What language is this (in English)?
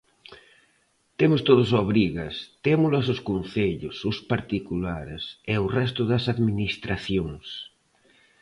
Galician